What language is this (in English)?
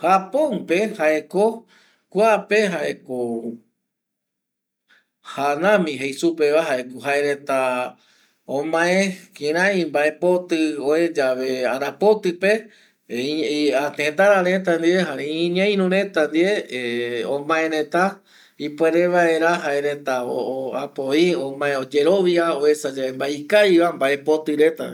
Eastern Bolivian Guaraní